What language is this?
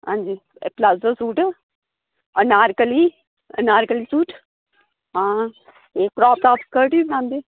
Dogri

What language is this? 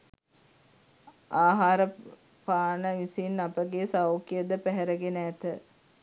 Sinhala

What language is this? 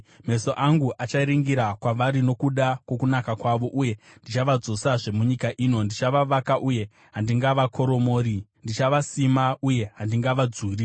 Shona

